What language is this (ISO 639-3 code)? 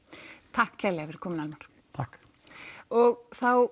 isl